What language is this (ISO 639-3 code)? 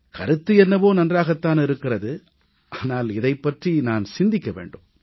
tam